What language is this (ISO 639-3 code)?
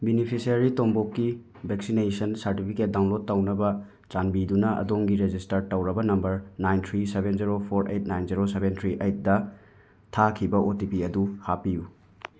mni